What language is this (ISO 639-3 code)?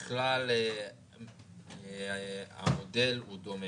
heb